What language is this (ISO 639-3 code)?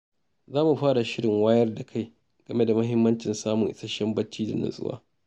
hau